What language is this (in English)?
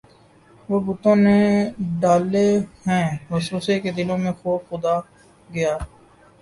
Urdu